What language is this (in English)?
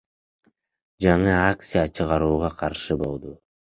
Kyrgyz